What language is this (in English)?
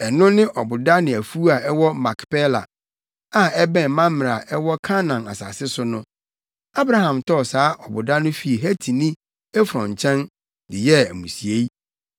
Akan